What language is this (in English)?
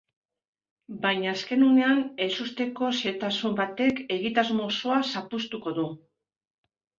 Basque